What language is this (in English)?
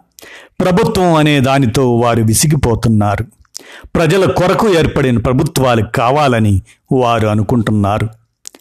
Telugu